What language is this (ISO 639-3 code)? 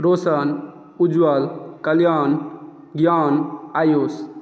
mai